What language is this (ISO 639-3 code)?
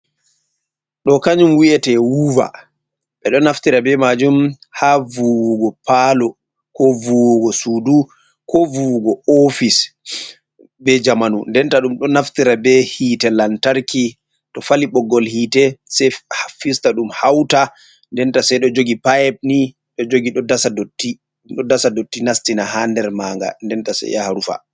ful